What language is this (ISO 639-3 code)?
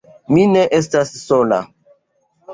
epo